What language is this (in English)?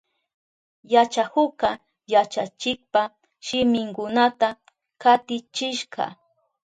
Southern Pastaza Quechua